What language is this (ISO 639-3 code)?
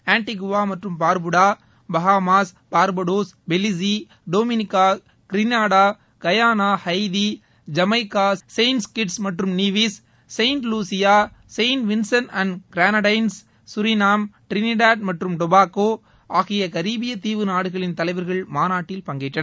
tam